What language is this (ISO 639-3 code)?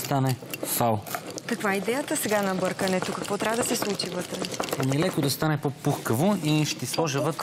bul